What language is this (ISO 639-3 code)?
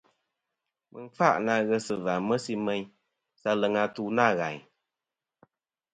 bkm